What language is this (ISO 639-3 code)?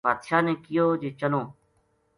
gju